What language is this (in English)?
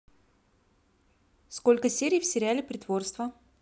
Russian